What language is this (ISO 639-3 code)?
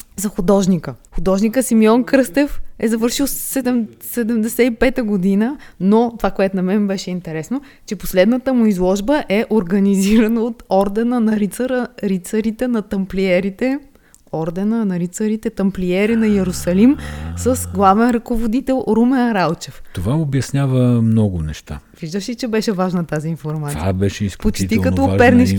bul